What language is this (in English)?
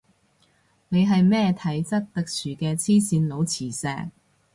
Cantonese